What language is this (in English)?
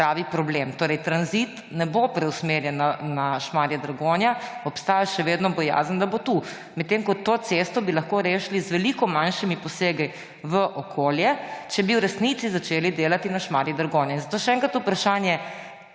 Slovenian